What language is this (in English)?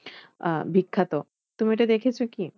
Bangla